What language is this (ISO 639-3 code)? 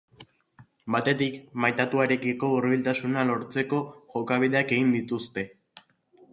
eus